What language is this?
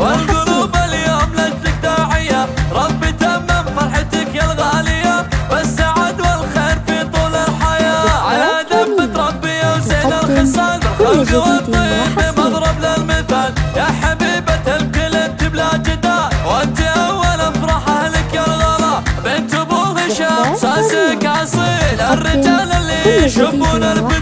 Arabic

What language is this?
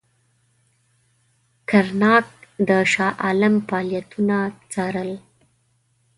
Pashto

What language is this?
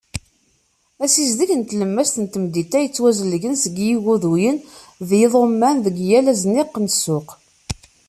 Kabyle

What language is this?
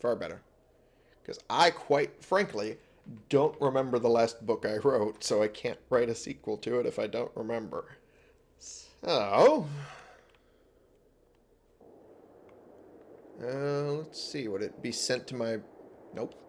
English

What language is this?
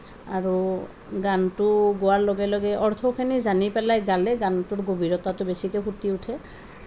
Assamese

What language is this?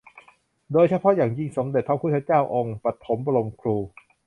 Thai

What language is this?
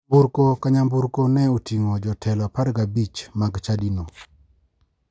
Luo (Kenya and Tanzania)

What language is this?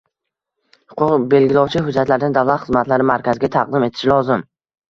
Uzbek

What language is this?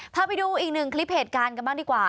Thai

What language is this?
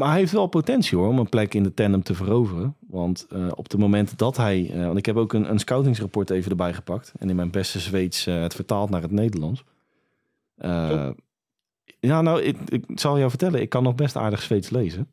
Dutch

